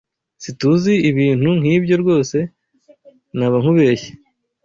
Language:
Kinyarwanda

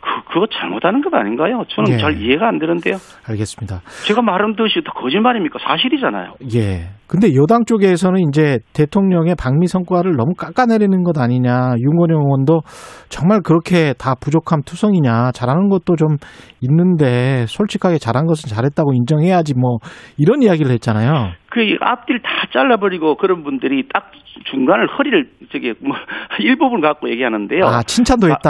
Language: Korean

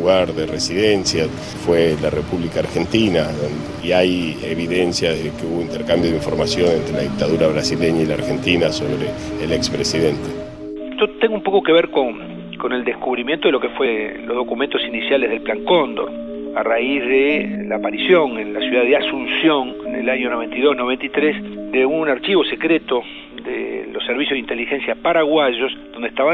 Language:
Spanish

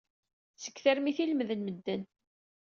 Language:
Kabyle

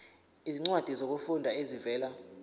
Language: Zulu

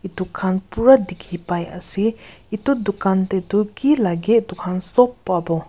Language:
Naga Pidgin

